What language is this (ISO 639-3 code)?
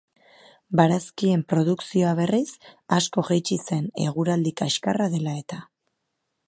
eus